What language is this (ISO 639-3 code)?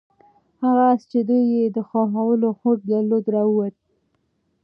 pus